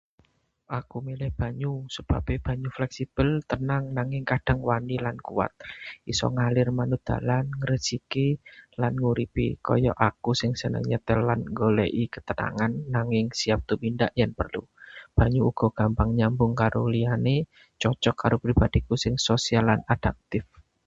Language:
Javanese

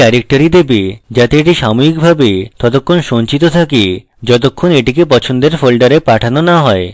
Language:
Bangla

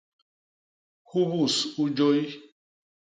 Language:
Basaa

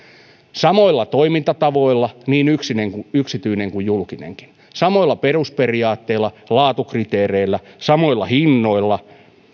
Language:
Finnish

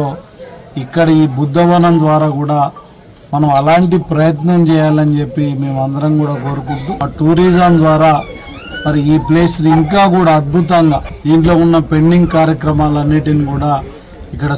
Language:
Telugu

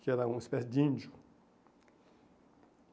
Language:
Portuguese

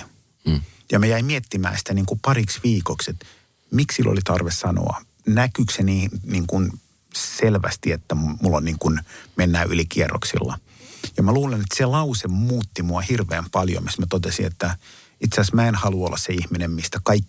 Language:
Finnish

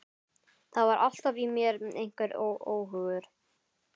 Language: Icelandic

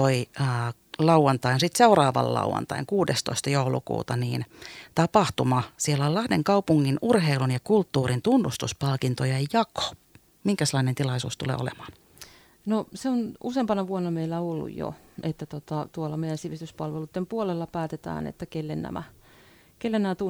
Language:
Finnish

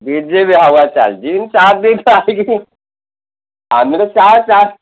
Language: Odia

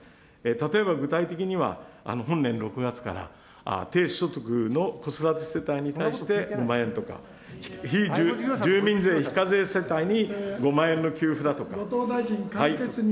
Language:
Japanese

